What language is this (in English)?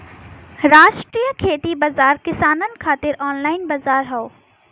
Bhojpuri